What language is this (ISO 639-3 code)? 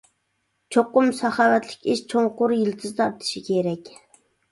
uig